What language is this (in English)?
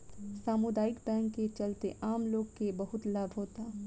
Bhojpuri